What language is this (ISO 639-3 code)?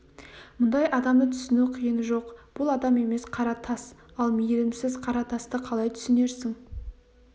kaz